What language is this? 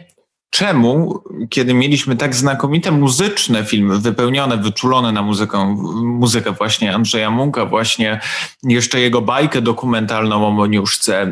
Polish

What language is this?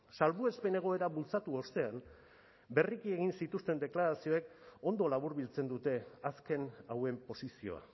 Basque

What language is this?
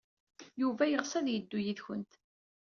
Kabyle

